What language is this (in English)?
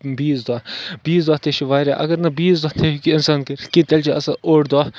Kashmiri